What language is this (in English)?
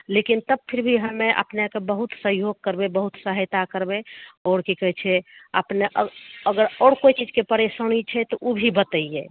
Maithili